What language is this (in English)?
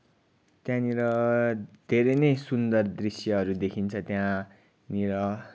Nepali